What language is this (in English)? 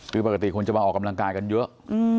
Thai